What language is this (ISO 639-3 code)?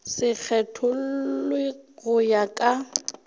nso